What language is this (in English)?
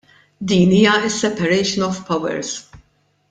Maltese